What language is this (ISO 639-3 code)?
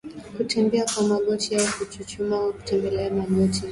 swa